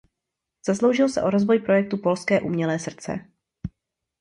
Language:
Czech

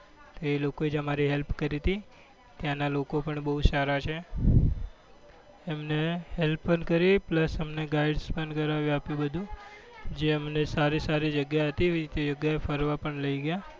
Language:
Gujarati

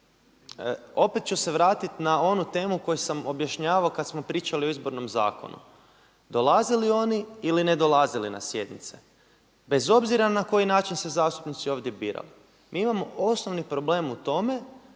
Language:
Croatian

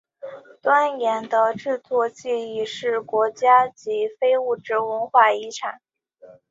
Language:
Chinese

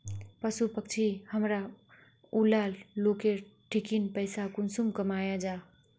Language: Magahi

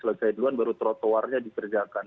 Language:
Indonesian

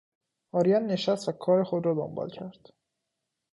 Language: Persian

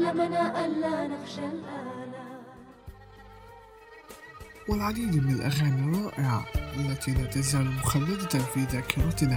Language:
Arabic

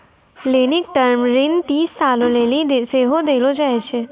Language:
Maithili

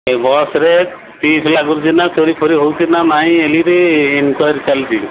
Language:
Odia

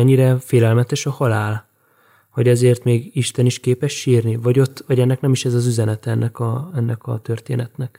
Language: Hungarian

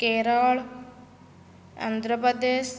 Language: Odia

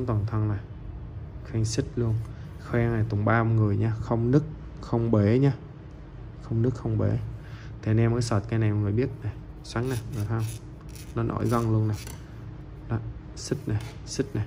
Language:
Vietnamese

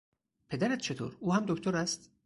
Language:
Persian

